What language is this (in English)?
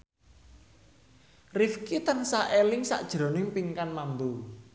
Javanese